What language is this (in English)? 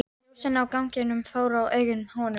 Icelandic